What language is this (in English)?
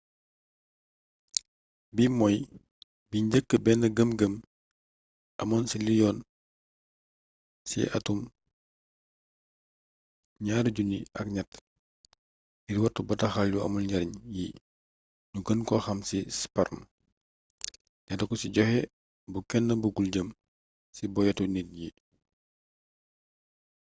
Wolof